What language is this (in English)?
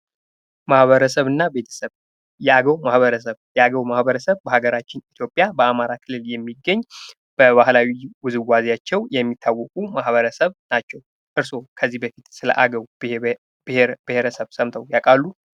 Amharic